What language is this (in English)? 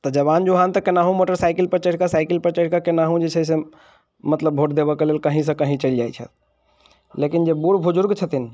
Maithili